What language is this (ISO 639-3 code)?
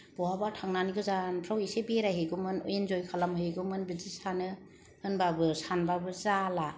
brx